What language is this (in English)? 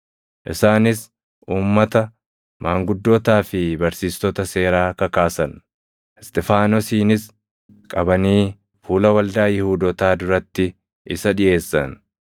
Oromo